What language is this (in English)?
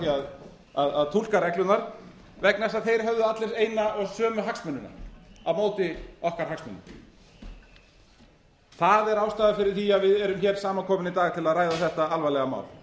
Icelandic